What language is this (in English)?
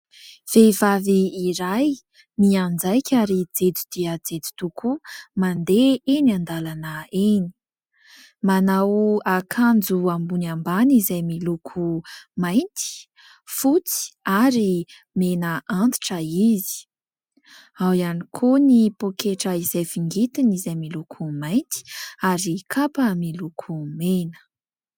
Malagasy